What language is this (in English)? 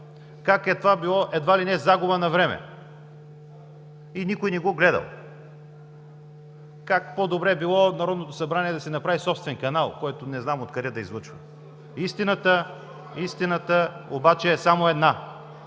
Bulgarian